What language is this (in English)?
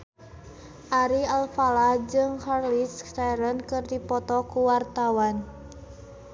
Sundanese